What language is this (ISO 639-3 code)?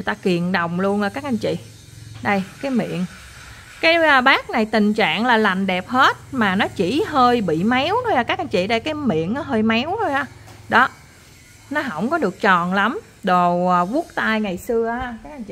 vie